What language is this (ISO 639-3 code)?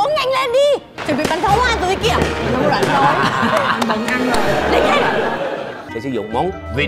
vie